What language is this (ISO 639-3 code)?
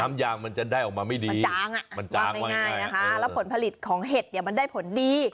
tha